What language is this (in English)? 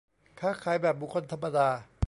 Thai